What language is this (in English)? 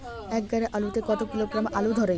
Bangla